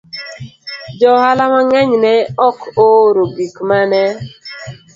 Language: Luo (Kenya and Tanzania)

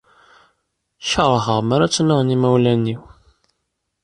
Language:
Kabyle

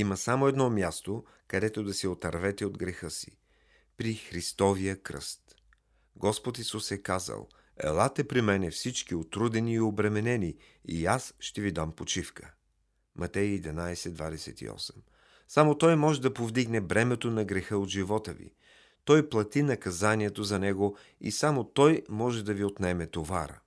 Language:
Bulgarian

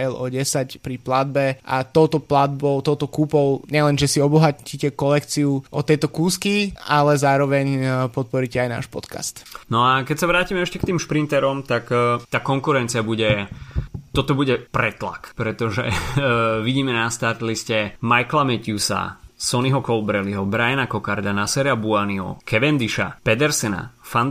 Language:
Slovak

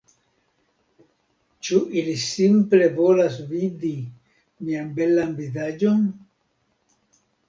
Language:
Esperanto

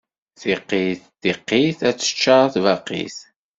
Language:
Kabyle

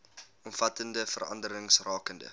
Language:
Afrikaans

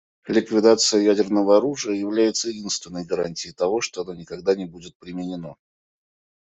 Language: Russian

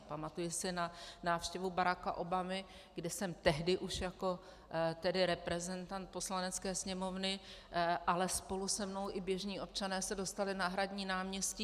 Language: Czech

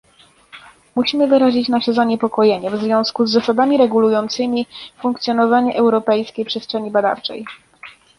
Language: Polish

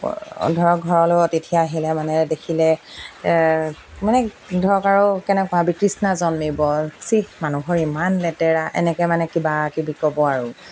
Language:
Assamese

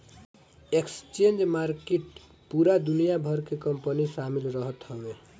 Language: Bhojpuri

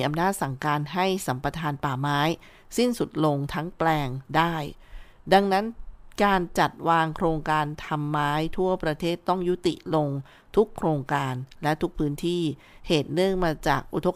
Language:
Thai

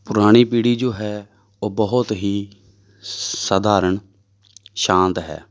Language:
Punjabi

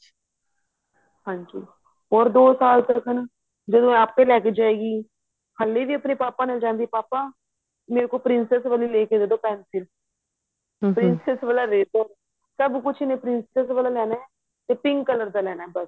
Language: Punjabi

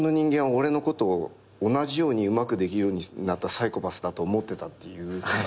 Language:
Japanese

